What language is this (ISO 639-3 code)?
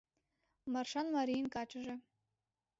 chm